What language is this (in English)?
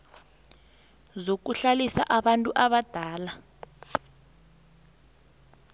South Ndebele